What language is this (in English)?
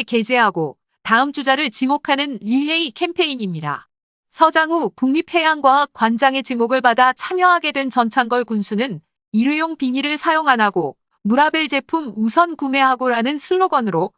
Korean